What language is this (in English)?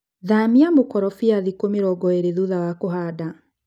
Kikuyu